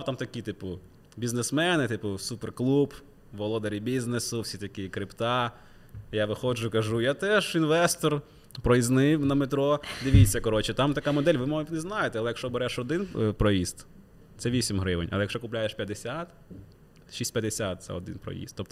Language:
Ukrainian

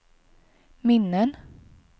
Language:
Swedish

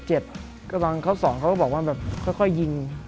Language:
Thai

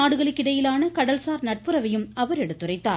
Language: Tamil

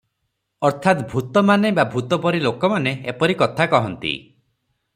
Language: Odia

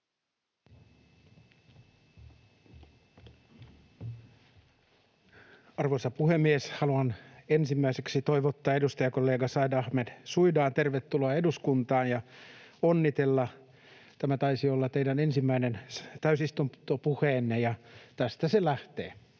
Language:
Finnish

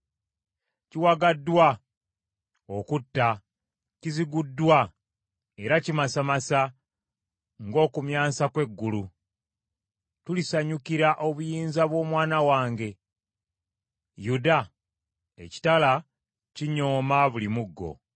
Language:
Ganda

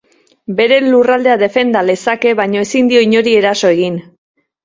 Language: Basque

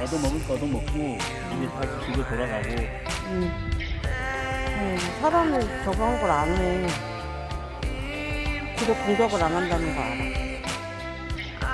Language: Korean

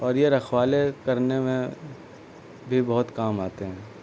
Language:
Urdu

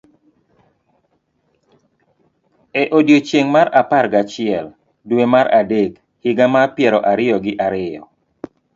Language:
Luo (Kenya and Tanzania)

